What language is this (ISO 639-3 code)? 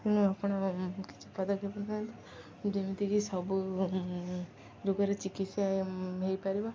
ori